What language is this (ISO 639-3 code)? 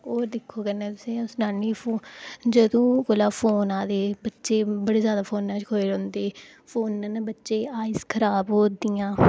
doi